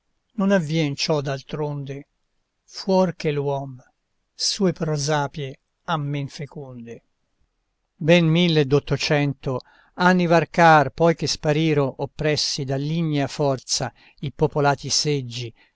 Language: Italian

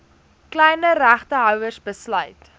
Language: Afrikaans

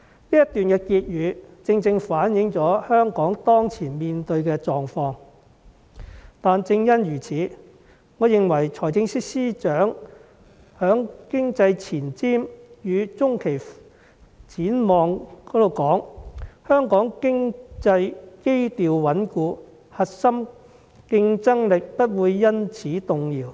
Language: Cantonese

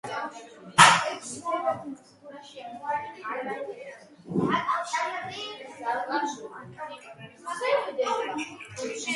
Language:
Georgian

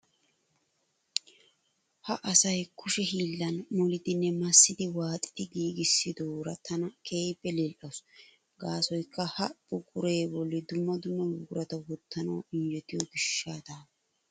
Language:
Wolaytta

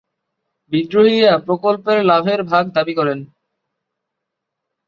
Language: Bangla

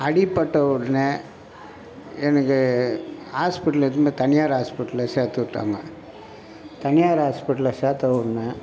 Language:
Tamil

